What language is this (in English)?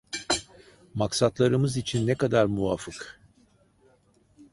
Turkish